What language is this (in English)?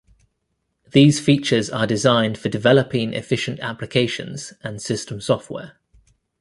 English